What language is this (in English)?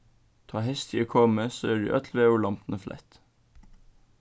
Faroese